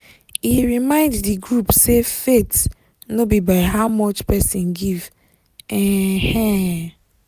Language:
Nigerian Pidgin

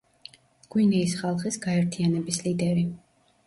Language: Georgian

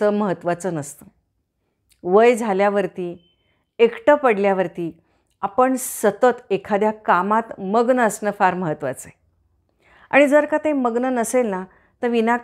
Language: Hindi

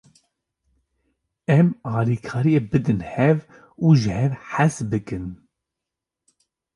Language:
Kurdish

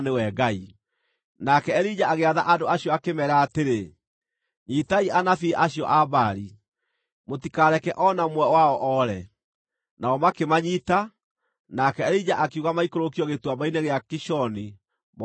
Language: Kikuyu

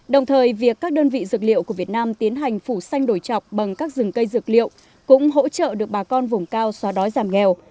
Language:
Vietnamese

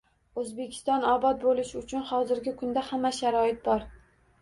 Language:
Uzbek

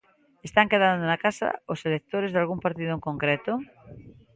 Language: Galician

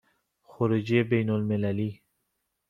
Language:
Persian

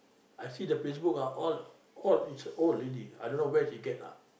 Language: English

